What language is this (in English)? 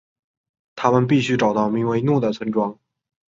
Chinese